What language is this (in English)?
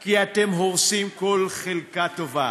Hebrew